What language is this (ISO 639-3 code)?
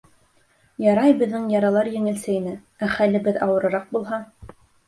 bak